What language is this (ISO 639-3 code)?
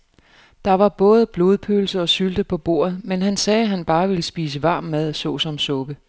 dan